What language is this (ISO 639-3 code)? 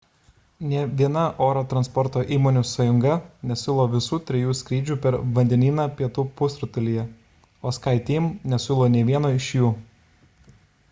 lit